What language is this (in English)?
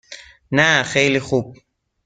Persian